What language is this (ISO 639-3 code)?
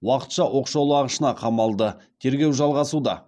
kaz